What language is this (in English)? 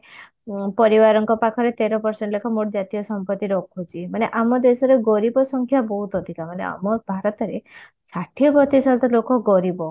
Odia